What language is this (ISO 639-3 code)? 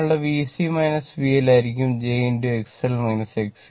mal